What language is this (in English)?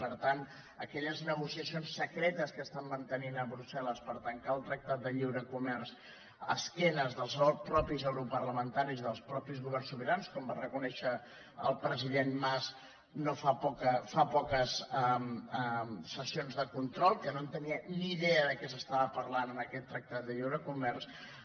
Catalan